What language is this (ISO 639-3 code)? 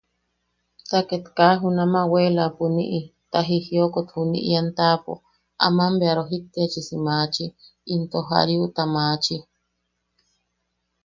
yaq